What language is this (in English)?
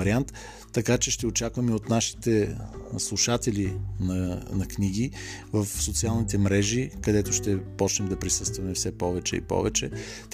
Bulgarian